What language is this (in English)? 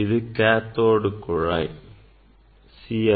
Tamil